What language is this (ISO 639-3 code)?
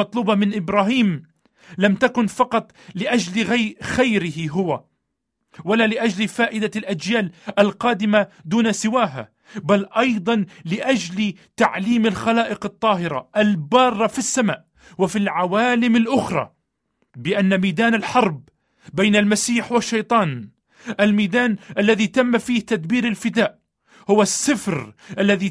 ara